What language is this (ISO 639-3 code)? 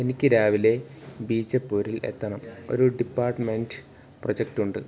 mal